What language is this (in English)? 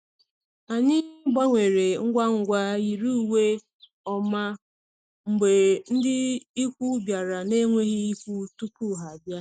Igbo